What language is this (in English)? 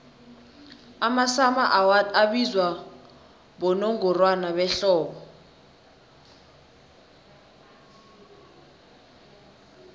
South Ndebele